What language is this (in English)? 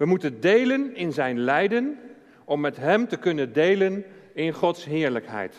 Dutch